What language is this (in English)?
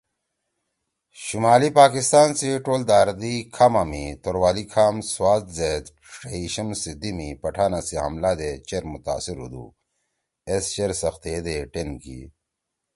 Torwali